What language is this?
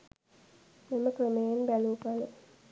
Sinhala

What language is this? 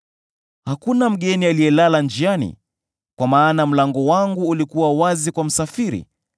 Swahili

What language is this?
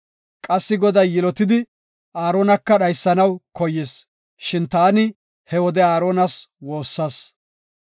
Gofa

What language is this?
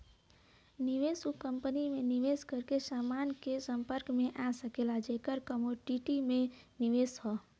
Bhojpuri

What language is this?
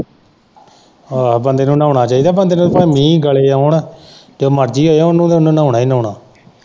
Punjabi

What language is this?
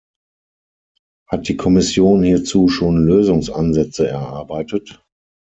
German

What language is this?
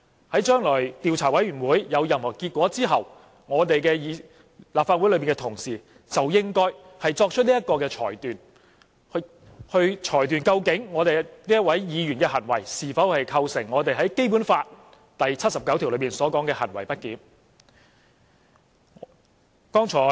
Cantonese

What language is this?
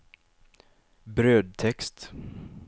Swedish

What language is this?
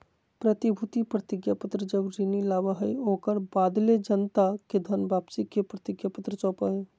Magahi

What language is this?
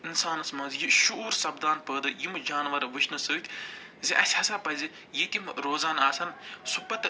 Kashmiri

